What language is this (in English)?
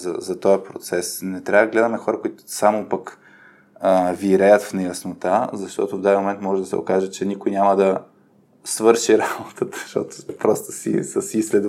Bulgarian